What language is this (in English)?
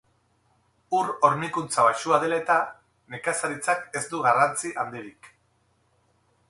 Basque